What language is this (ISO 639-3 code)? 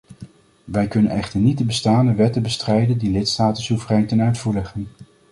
nld